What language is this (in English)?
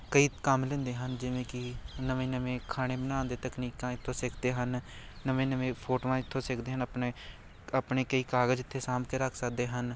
Punjabi